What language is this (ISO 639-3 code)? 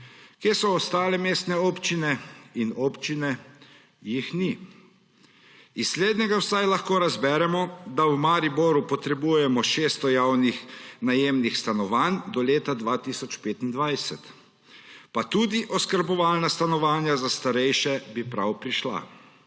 slv